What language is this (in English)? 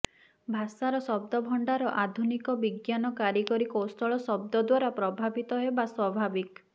Odia